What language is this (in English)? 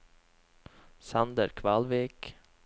Norwegian